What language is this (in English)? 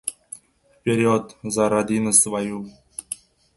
Uzbek